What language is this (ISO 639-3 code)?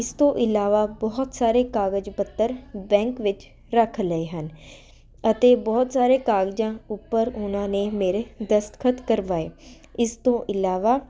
pan